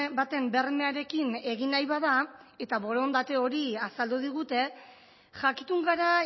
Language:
Basque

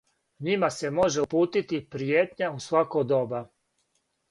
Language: Serbian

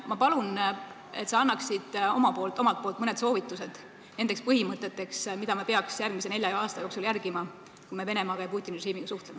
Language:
Estonian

